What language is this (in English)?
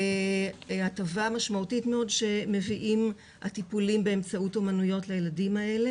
Hebrew